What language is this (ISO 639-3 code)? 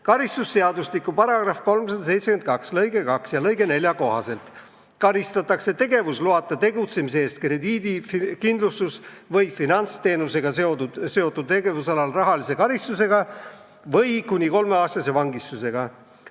est